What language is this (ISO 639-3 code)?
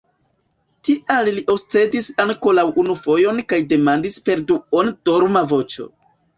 epo